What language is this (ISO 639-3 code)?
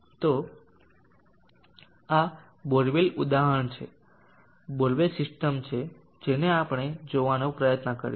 guj